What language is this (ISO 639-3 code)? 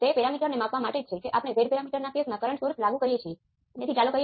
guj